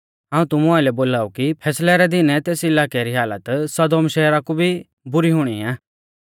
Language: Mahasu Pahari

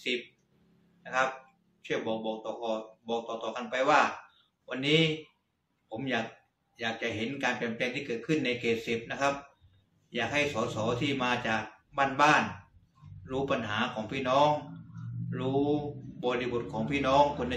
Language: Thai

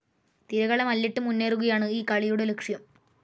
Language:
Malayalam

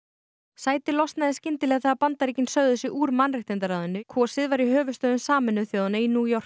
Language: Icelandic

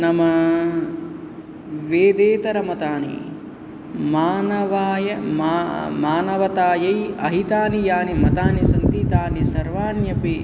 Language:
Sanskrit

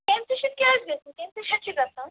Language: Kashmiri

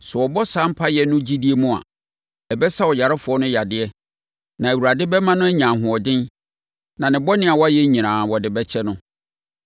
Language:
Akan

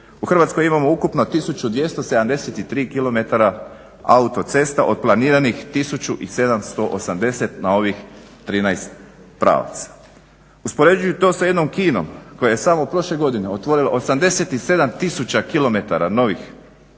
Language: Croatian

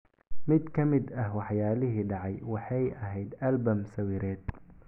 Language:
Somali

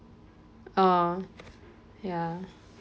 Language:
English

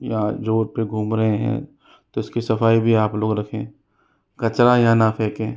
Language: Hindi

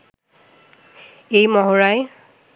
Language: Bangla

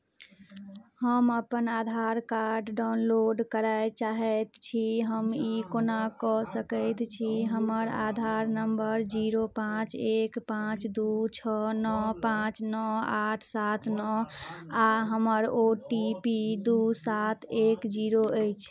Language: Maithili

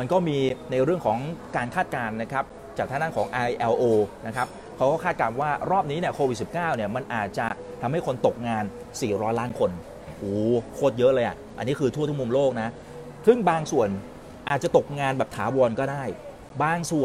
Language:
Thai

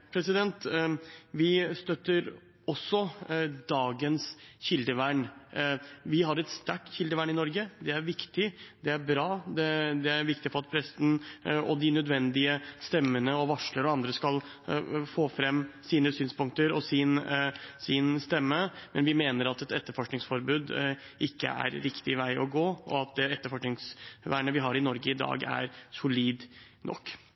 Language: Norwegian Bokmål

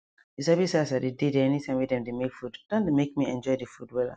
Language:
Nigerian Pidgin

